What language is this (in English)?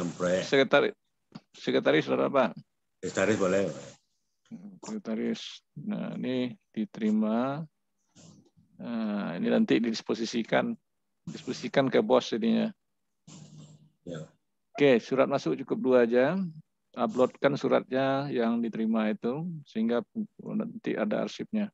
Indonesian